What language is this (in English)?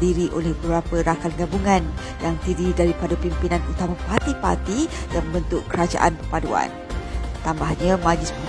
Malay